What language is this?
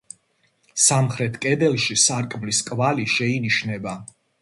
Georgian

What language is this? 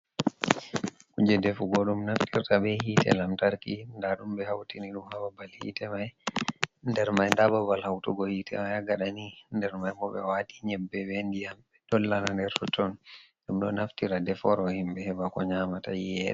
Fula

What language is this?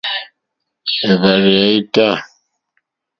Mokpwe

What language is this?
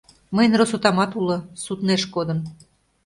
Mari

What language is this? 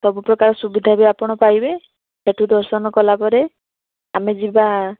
Odia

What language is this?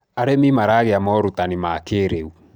Kikuyu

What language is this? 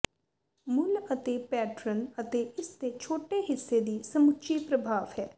Punjabi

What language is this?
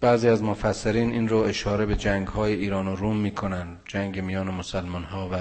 Persian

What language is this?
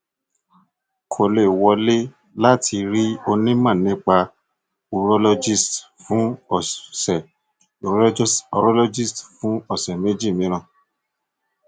Yoruba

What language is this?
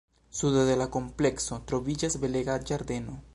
Esperanto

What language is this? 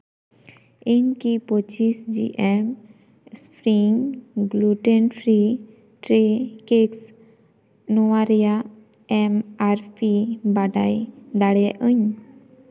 Santali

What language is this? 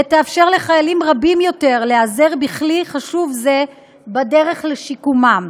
Hebrew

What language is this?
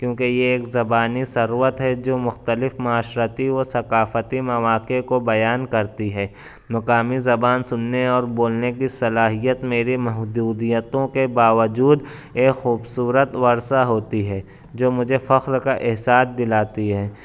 Urdu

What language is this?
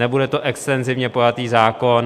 Czech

